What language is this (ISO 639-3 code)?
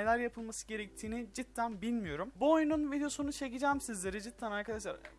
tur